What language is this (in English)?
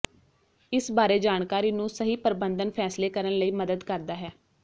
Punjabi